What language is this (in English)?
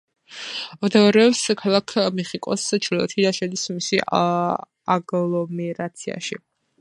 Georgian